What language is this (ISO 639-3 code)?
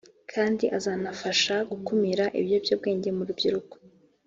kin